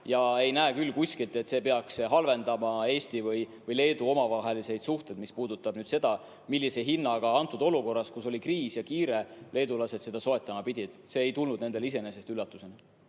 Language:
Estonian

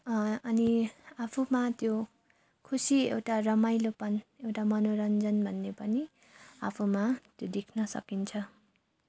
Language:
Nepali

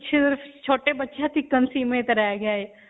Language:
Punjabi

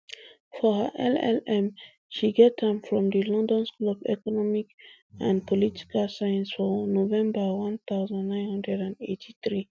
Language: Nigerian Pidgin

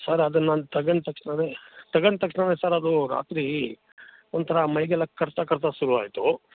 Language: Kannada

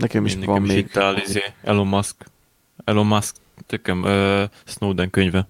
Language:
Hungarian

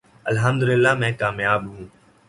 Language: Urdu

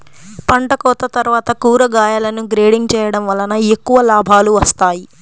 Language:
Telugu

